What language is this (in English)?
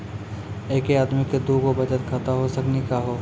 Maithili